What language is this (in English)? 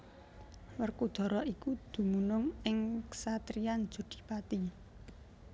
Javanese